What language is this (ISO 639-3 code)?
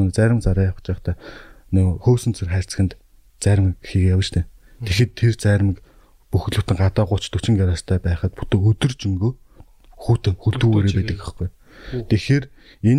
kor